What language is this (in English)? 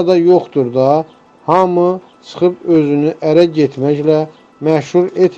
Turkish